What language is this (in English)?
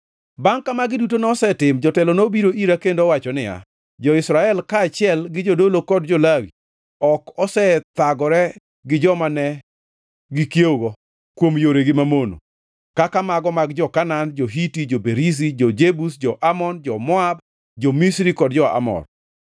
Luo (Kenya and Tanzania)